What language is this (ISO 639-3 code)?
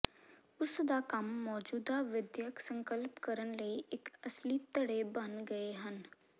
pan